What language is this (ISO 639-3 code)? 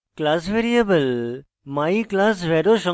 ben